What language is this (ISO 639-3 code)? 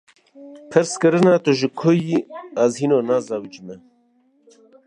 kur